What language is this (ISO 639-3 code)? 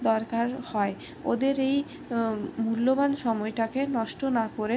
ben